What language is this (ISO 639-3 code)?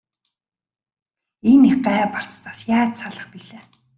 mon